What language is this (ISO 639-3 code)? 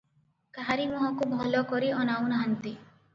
ori